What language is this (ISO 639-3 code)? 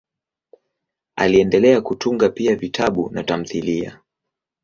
swa